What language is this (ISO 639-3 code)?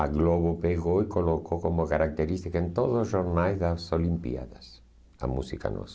por